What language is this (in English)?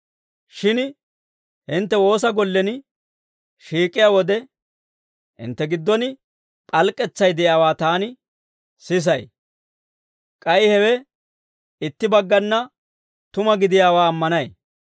Dawro